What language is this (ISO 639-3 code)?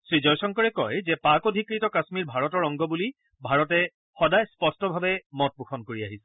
asm